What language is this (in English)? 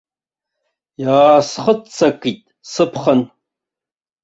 Abkhazian